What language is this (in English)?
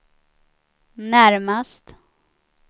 Swedish